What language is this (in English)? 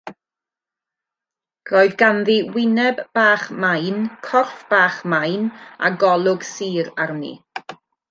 Welsh